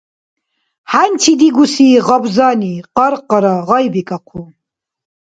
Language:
Dargwa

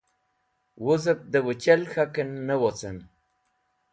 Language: Wakhi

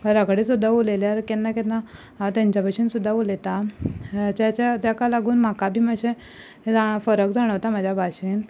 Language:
Konkani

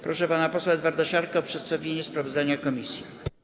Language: Polish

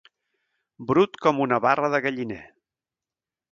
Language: Catalan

